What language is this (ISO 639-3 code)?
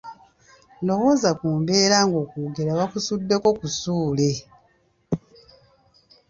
lug